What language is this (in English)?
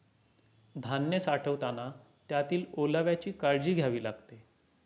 Marathi